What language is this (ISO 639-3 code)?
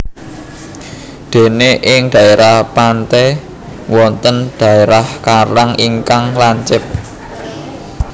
jav